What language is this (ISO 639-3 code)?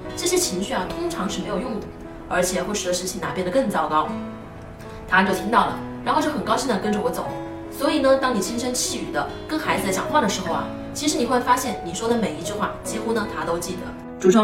zho